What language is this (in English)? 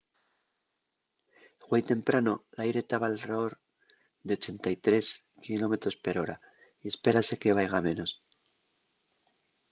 Asturian